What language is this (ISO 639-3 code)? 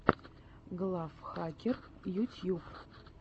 rus